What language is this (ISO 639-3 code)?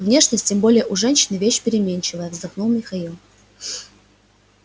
rus